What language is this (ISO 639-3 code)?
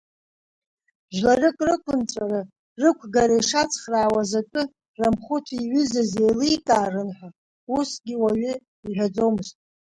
abk